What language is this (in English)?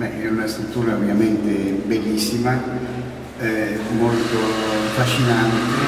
Italian